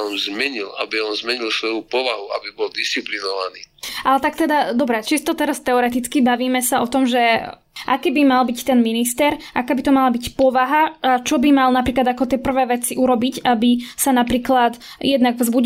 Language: Slovak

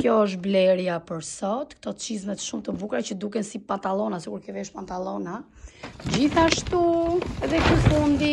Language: Romanian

